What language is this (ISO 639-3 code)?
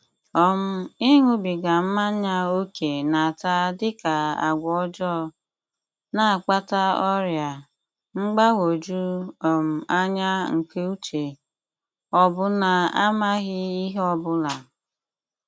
ibo